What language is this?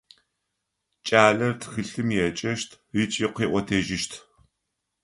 Adyghe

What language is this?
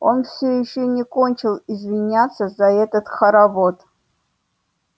Russian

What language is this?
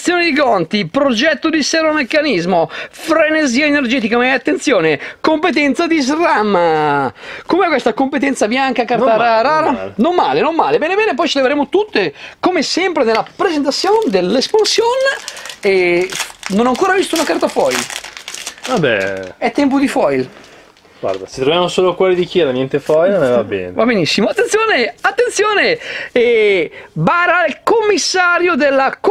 Italian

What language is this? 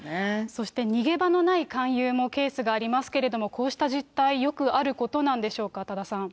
Japanese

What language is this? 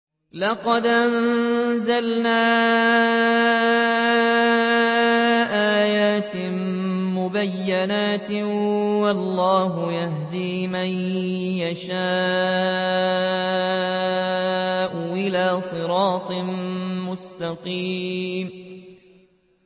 Arabic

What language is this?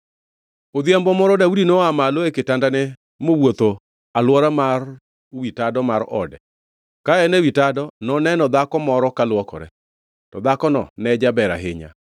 Luo (Kenya and Tanzania)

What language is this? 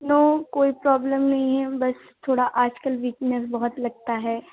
Urdu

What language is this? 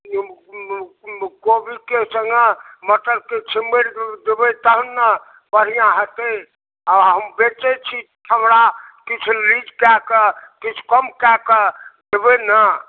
Maithili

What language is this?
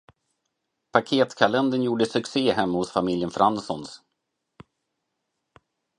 Swedish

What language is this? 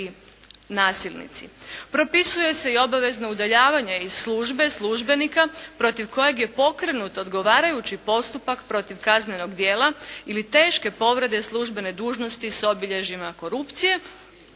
Croatian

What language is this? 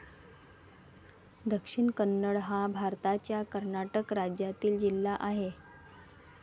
Marathi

